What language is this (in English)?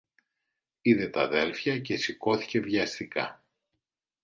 Greek